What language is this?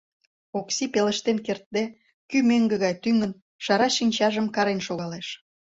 Mari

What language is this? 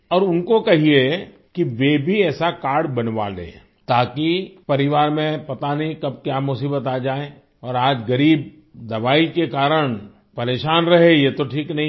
Hindi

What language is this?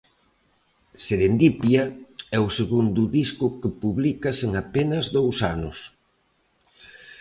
Galician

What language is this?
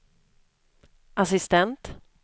Swedish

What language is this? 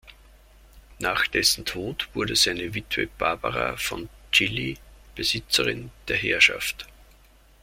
German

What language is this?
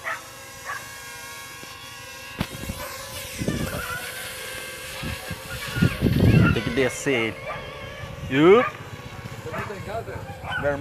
Portuguese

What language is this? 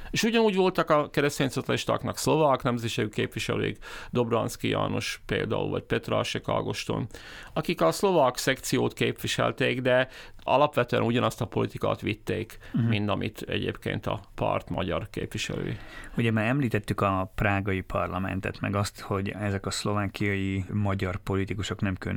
Hungarian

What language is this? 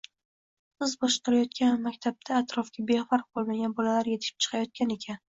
Uzbek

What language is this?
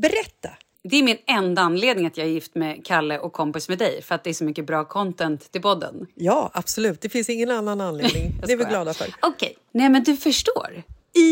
Swedish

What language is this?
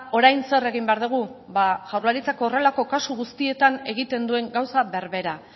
Basque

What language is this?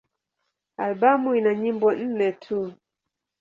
Swahili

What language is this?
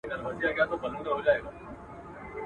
Pashto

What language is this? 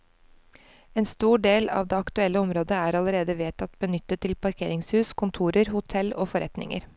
Norwegian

